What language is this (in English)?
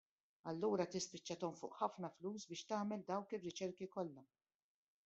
Maltese